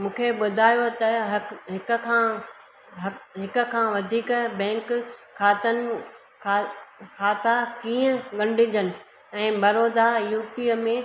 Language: Sindhi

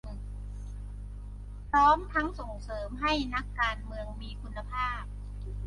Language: Thai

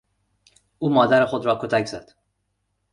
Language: Persian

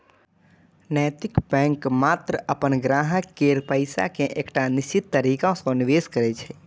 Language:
Maithili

